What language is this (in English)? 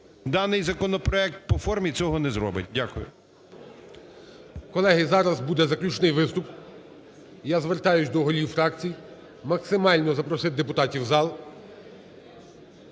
Ukrainian